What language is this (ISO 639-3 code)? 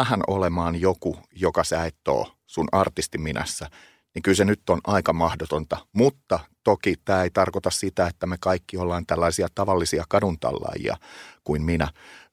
fin